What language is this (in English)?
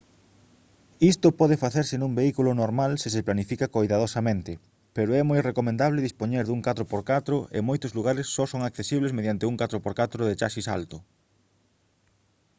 Galician